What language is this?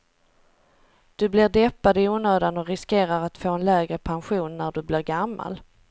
Swedish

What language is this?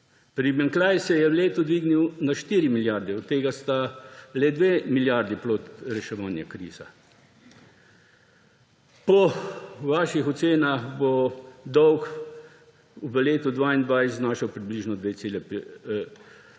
Slovenian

